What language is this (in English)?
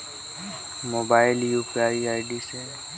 Chhattisgarhi